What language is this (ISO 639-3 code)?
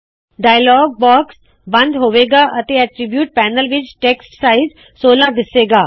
pan